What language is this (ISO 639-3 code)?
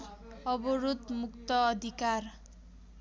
nep